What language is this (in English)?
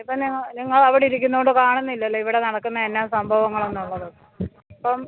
Malayalam